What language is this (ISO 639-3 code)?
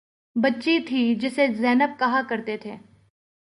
urd